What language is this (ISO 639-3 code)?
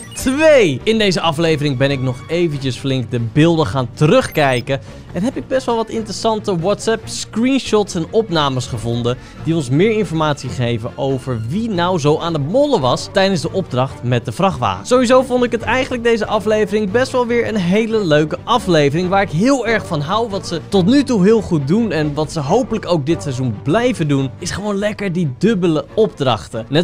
nld